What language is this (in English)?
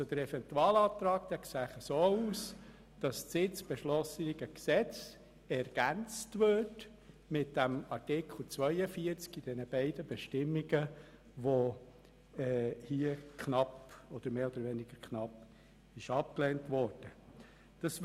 Swiss German